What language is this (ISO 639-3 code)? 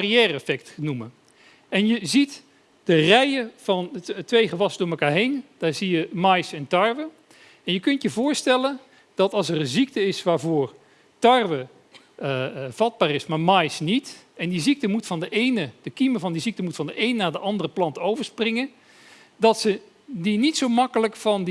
nld